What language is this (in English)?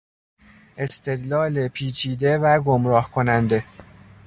Persian